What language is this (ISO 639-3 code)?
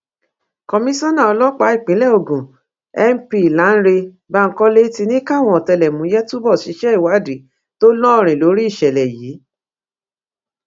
yor